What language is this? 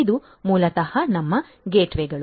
Kannada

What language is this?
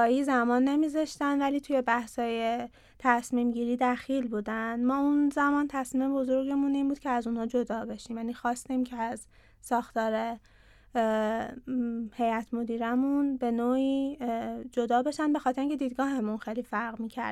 Persian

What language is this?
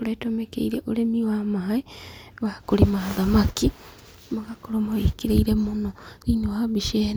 Kikuyu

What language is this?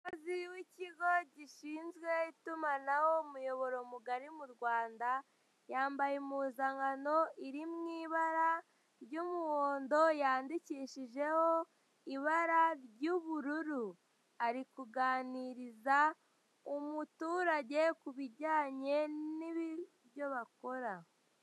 Kinyarwanda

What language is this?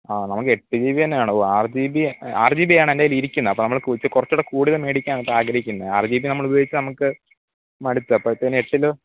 Malayalam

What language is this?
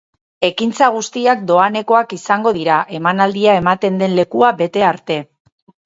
Basque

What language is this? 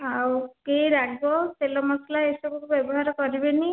Odia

